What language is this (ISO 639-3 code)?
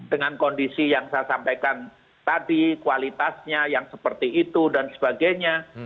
ind